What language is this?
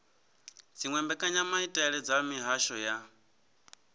Venda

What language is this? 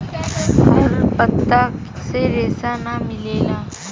Bhojpuri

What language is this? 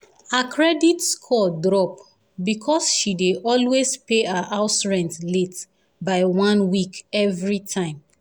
Nigerian Pidgin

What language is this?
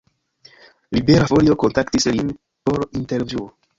Esperanto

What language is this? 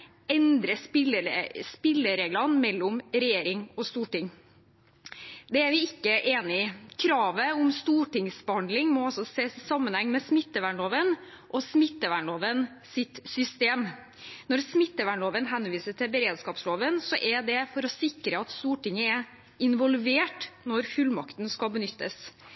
Norwegian Bokmål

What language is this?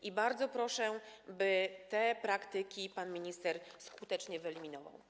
Polish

